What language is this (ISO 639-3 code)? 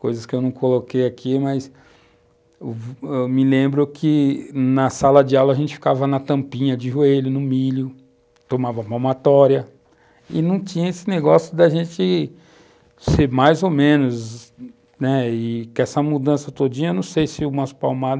por